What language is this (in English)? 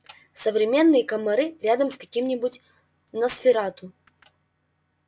Russian